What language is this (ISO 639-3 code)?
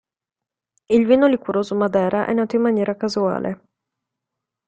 ita